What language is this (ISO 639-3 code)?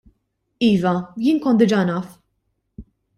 mlt